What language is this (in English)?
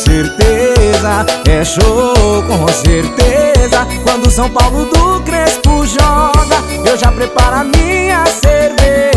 Portuguese